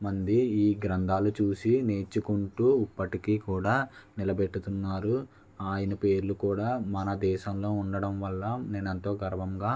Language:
Telugu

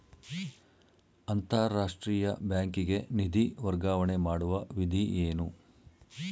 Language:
Kannada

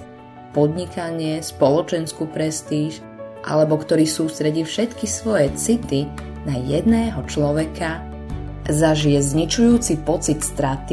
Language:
Slovak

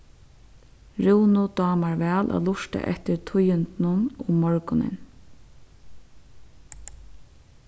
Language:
Faroese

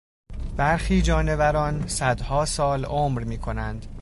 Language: Persian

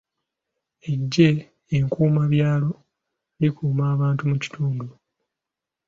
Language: Ganda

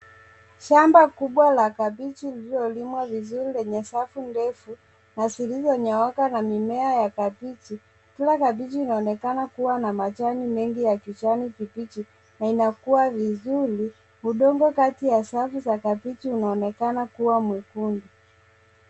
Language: Swahili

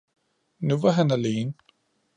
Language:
Danish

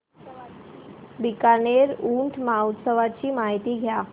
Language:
Marathi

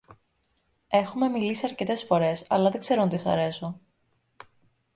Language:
Greek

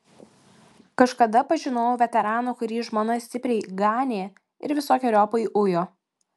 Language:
Lithuanian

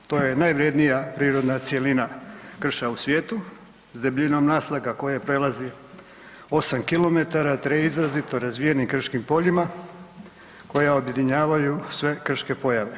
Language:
Croatian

